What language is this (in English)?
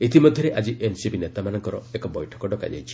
Odia